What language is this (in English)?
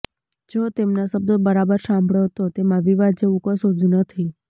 Gujarati